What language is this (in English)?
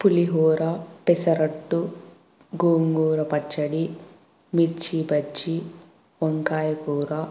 Telugu